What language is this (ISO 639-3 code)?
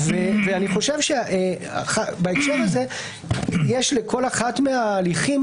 heb